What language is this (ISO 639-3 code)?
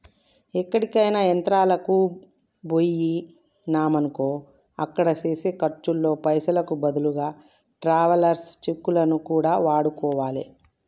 tel